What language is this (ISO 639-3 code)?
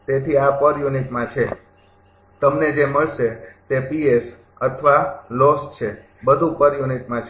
guj